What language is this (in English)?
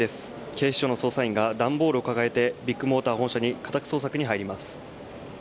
Japanese